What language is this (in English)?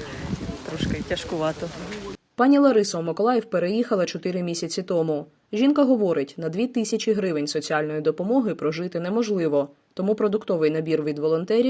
Ukrainian